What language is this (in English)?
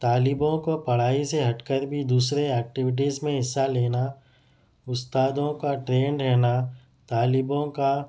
Urdu